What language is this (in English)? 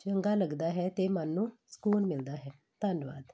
Punjabi